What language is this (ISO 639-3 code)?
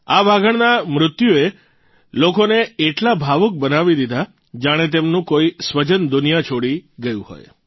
guj